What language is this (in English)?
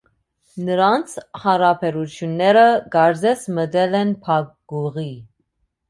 Armenian